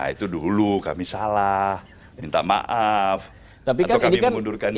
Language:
Indonesian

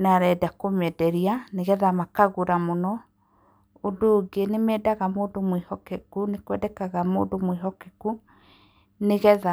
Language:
Kikuyu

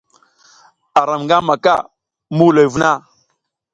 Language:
South Giziga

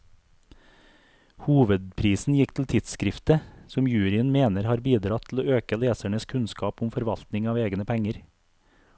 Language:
Norwegian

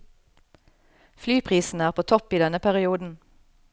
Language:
Norwegian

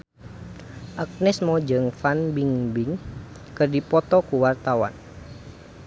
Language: Sundanese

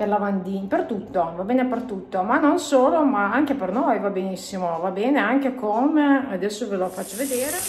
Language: Italian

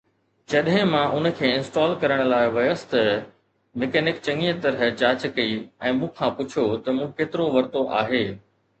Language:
Sindhi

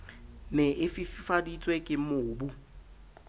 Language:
Southern Sotho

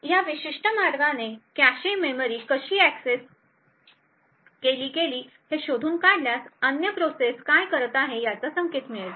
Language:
Marathi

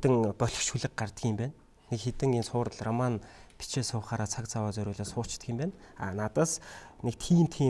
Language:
Korean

